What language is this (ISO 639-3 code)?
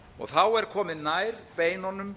isl